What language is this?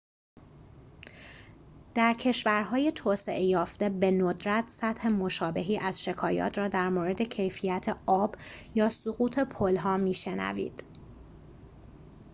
Persian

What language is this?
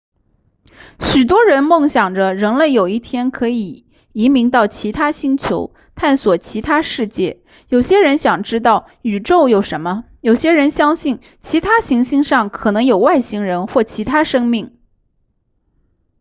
Chinese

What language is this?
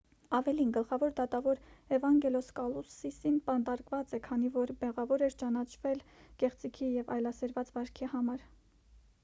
Armenian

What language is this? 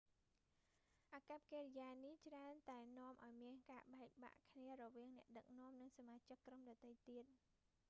Khmer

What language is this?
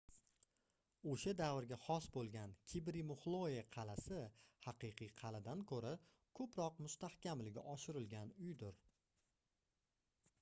Uzbek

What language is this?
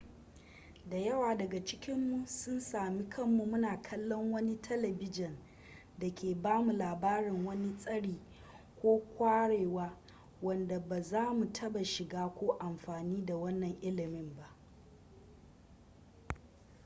Hausa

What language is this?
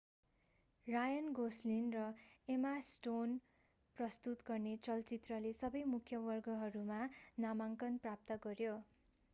Nepali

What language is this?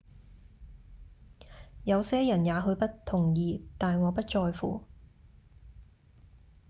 Cantonese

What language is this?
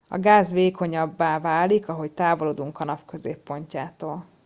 Hungarian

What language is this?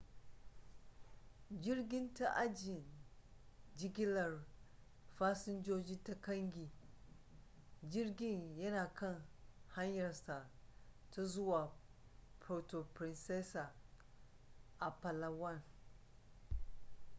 Hausa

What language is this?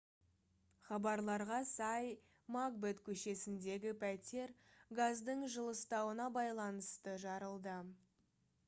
Kazakh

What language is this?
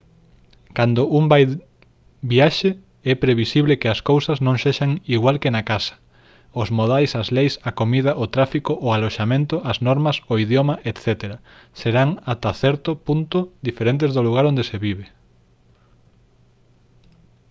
Galician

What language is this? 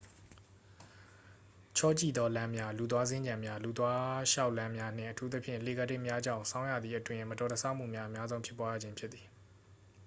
Burmese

